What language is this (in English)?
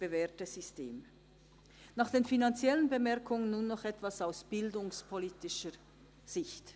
Swiss German